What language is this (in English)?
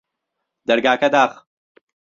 Central Kurdish